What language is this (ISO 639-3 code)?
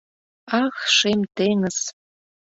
chm